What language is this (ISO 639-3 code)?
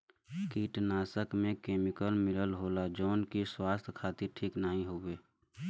bho